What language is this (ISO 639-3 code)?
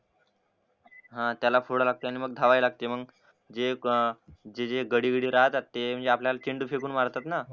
mar